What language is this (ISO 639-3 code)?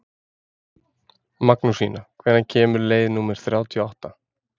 isl